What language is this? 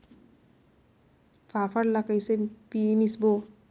Chhattisgarhi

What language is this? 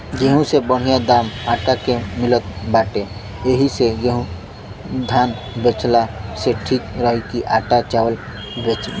Bhojpuri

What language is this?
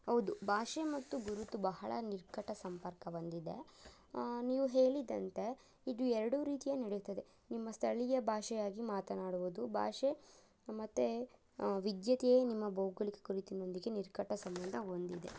Kannada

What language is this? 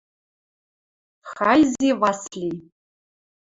Western Mari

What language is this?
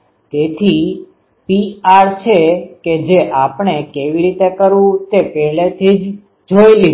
Gujarati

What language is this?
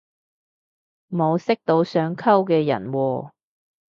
Cantonese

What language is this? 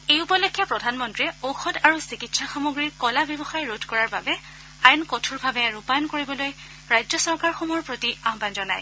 Assamese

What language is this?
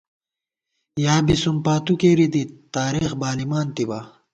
Gawar-Bati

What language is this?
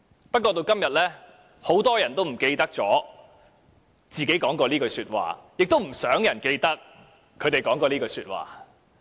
Cantonese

